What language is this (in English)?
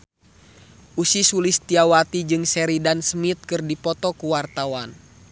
Sundanese